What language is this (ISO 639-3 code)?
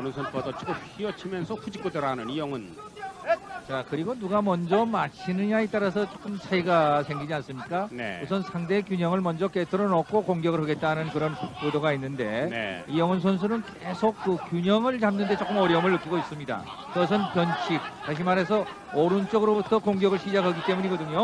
kor